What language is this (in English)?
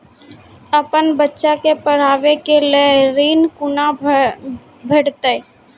Maithili